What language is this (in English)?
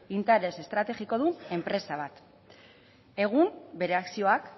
Basque